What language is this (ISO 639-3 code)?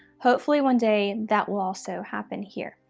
eng